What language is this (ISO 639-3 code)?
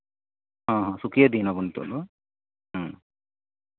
sat